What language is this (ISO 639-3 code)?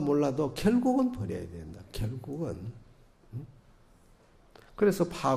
kor